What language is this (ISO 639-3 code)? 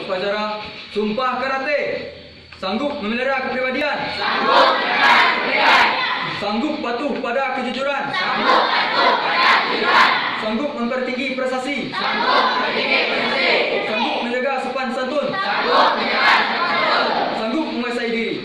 msa